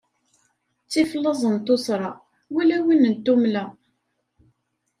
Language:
Kabyle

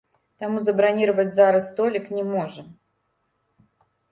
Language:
Belarusian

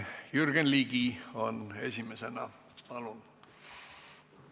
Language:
Estonian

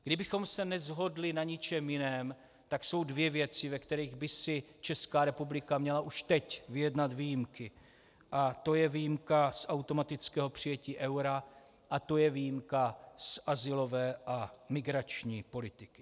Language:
Czech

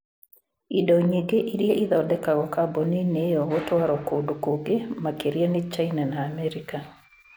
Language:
Kikuyu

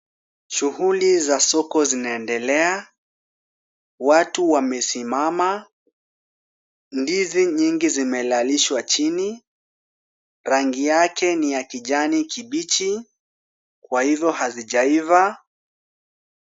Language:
Swahili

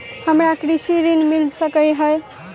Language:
Maithili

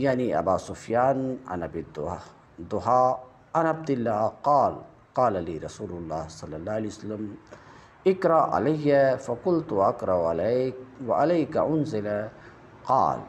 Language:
Arabic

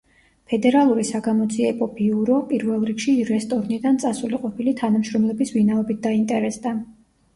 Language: Georgian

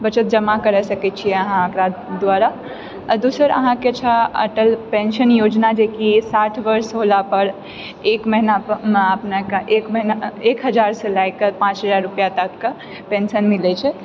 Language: Maithili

